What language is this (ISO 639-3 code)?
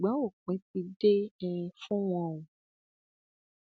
yor